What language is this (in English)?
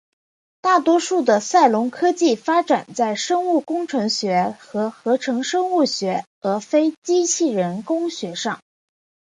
Chinese